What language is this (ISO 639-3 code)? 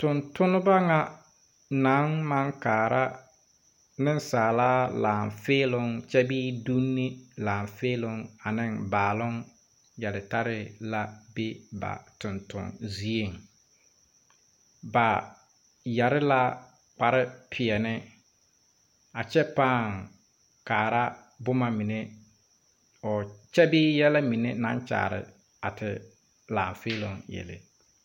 dga